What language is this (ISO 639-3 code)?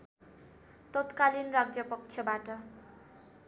nep